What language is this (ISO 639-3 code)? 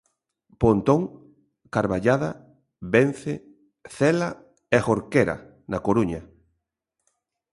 glg